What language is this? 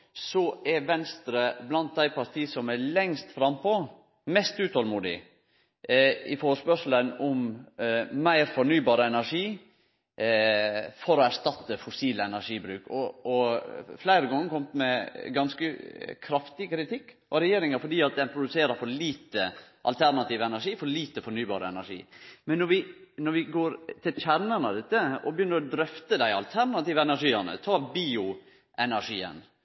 Norwegian Nynorsk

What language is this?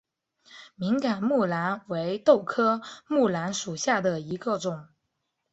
Chinese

